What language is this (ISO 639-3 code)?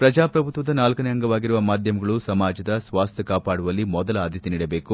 kan